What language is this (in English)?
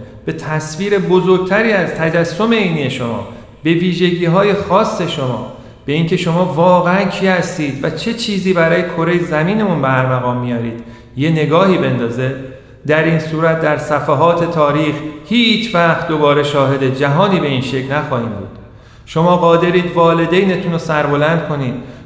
Persian